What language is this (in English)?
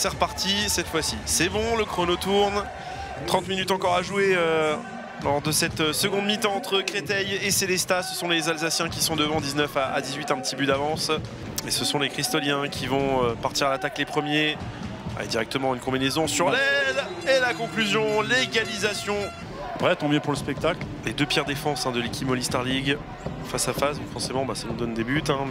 French